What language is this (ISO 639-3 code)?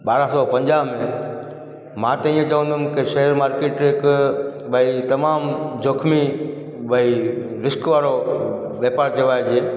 snd